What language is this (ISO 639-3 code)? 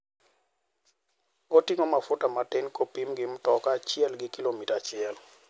luo